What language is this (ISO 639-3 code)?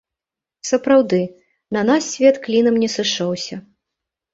bel